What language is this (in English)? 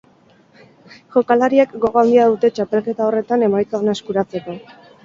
Basque